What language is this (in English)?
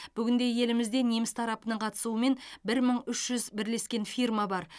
Kazakh